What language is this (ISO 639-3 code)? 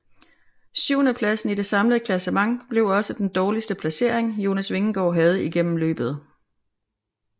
dan